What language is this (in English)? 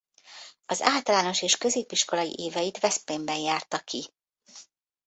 Hungarian